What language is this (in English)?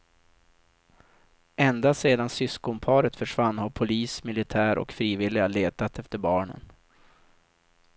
Swedish